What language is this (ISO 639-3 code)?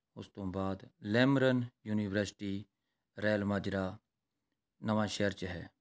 pan